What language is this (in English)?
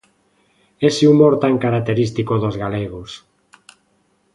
Galician